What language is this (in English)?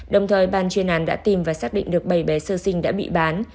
Vietnamese